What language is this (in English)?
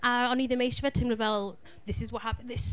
Welsh